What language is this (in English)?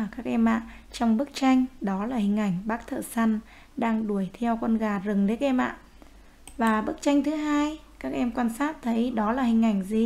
Vietnamese